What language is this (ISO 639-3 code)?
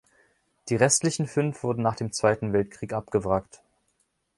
deu